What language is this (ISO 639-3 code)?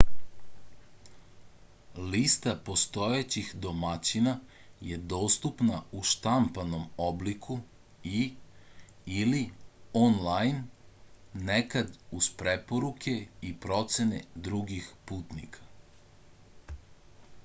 srp